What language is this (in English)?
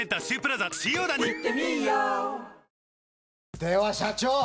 Japanese